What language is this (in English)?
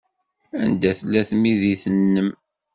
Kabyle